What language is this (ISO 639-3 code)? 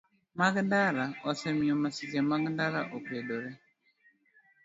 luo